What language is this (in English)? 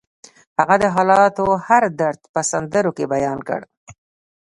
Pashto